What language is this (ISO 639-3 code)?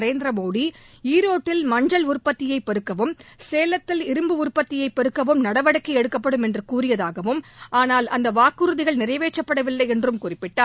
tam